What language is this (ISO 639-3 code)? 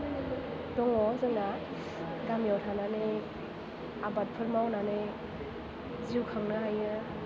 brx